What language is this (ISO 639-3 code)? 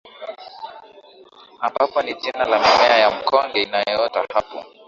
swa